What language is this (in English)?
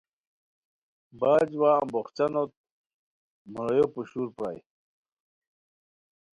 Khowar